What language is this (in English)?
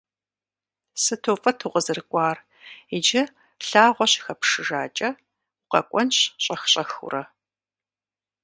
Kabardian